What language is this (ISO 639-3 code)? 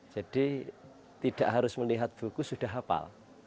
ind